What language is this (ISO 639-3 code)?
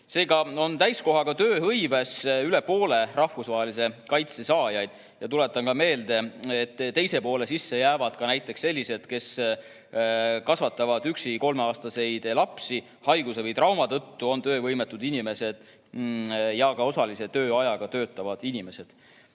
est